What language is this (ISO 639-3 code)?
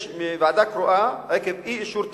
heb